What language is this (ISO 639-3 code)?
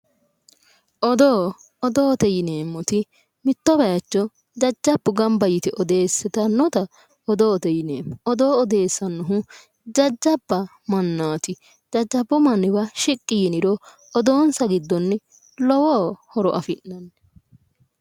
sid